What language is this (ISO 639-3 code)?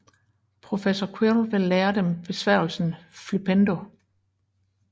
dan